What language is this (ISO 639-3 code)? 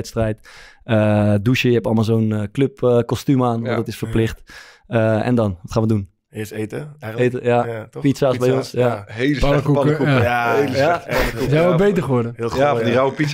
nld